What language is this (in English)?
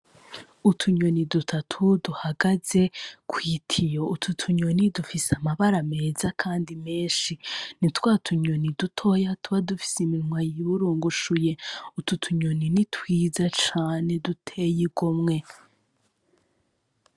Rundi